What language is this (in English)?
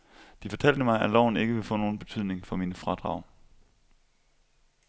Danish